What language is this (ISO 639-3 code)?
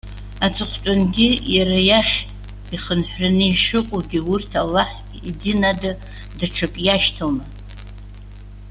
abk